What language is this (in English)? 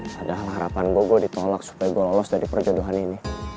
Indonesian